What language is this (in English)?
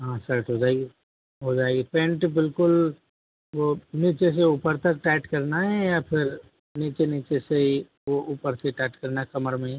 Hindi